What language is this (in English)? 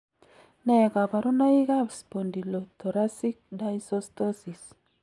Kalenjin